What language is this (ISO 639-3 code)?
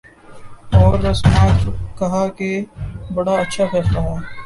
urd